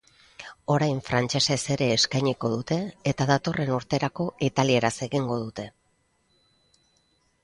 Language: Basque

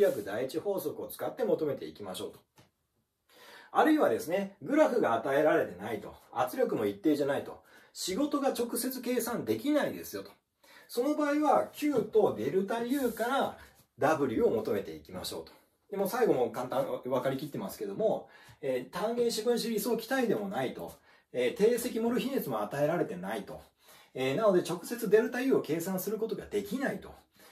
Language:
Japanese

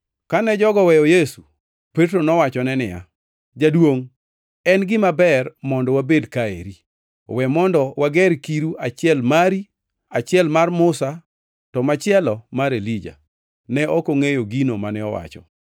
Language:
Luo (Kenya and Tanzania)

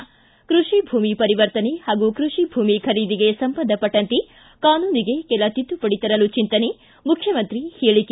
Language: Kannada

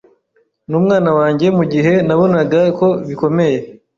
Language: Kinyarwanda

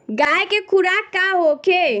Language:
Bhojpuri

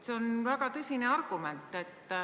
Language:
Estonian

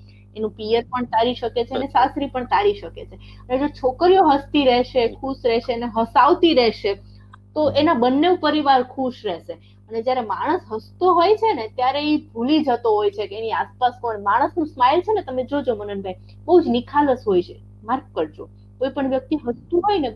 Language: Gujarati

